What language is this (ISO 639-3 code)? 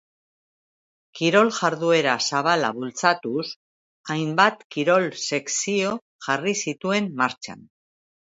eus